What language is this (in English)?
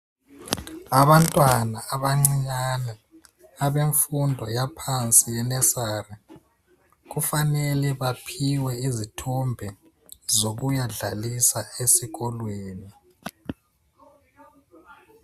North Ndebele